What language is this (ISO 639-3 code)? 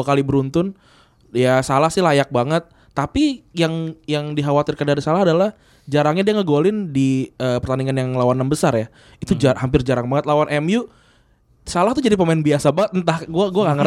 ind